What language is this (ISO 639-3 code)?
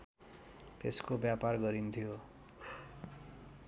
nep